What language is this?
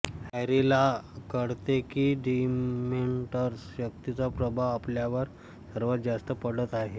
Marathi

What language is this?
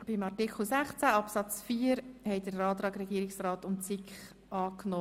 Swiss German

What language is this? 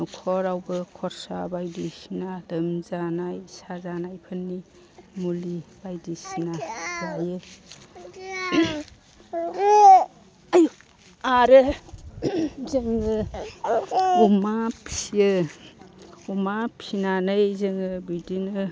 Bodo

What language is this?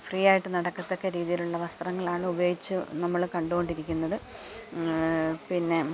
Malayalam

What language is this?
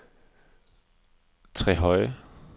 Danish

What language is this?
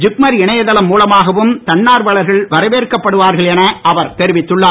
Tamil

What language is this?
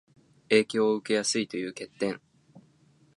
Japanese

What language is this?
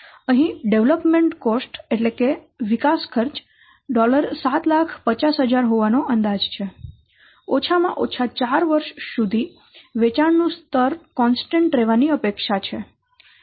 Gujarati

